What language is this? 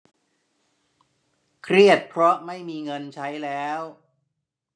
Thai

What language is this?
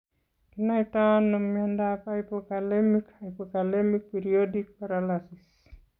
Kalenjin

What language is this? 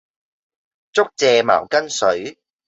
Cantonese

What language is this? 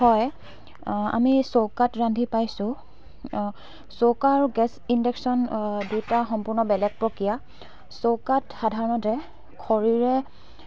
Assamese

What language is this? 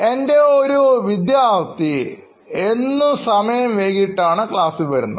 Malayalam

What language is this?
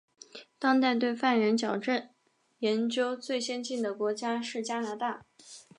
Chinese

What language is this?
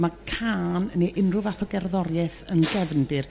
Welsh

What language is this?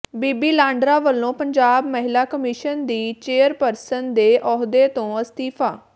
Punjabi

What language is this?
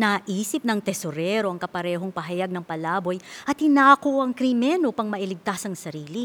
Filipino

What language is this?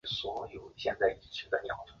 Chinese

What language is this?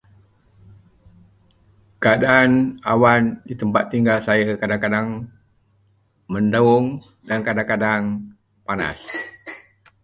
Malay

